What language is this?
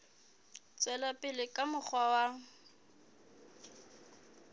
Southern Sotho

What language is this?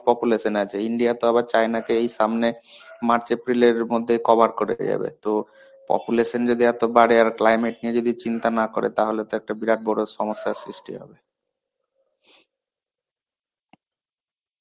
Bangla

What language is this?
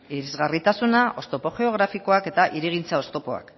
Basque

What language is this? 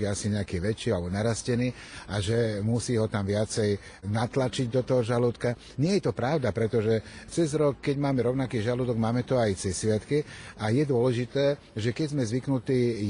Slovak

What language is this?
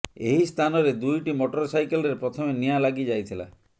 Odia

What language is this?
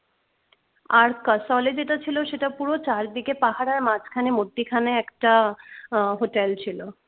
Bangla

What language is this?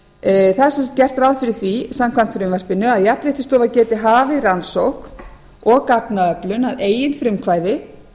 Icelandic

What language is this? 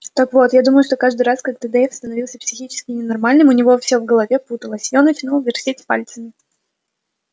Russian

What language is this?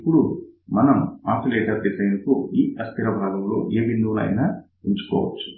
Telugu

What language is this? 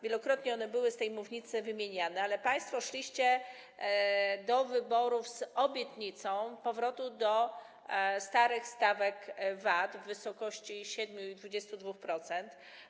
Polish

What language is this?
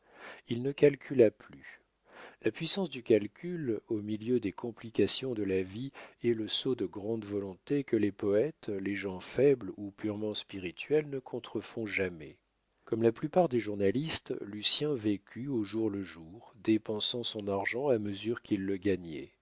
French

